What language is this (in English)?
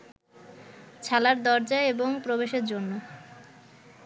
Bangla